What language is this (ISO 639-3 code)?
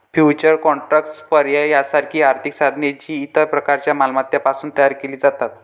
mar